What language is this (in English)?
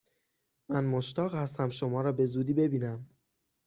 Persian